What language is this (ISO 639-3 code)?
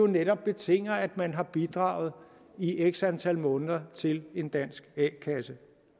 dan